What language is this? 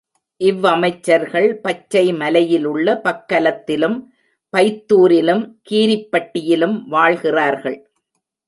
Tamil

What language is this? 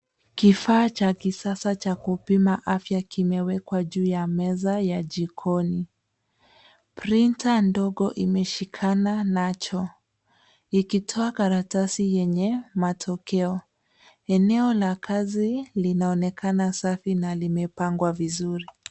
Swahili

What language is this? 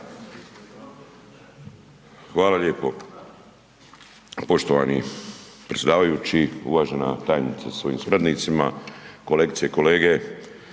Croatian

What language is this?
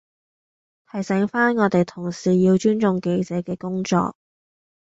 Cantonese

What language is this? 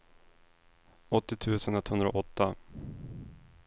Swedish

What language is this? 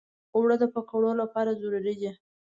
Pashto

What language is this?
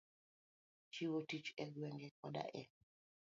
Luo (Kenya and Tanzania)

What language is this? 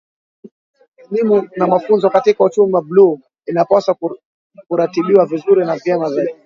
Swahili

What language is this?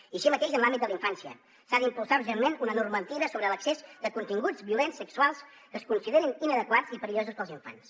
Catalan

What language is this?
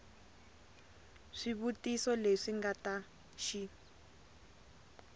Tsonga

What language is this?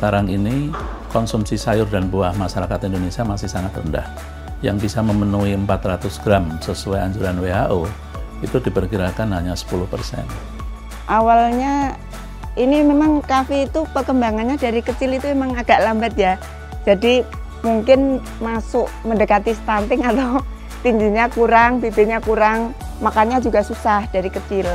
Indonesian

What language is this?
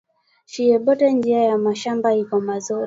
Swahili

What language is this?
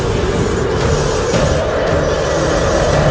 Indonesian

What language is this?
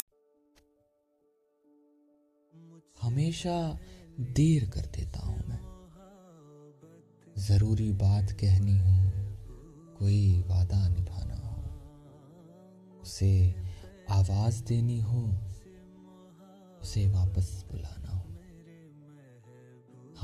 Hindi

